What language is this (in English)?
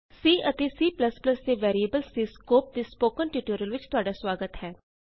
Punjabi